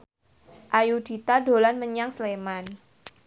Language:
Javanese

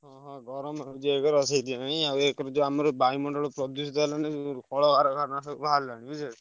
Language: Odia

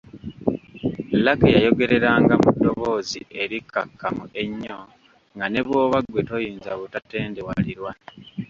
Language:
Ganda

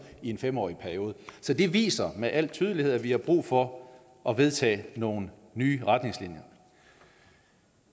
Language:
Danish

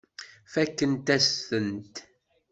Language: Kabyle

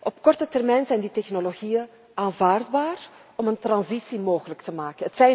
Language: Dutch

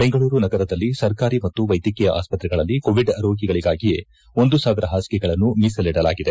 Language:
Kannada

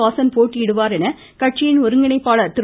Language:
Tamil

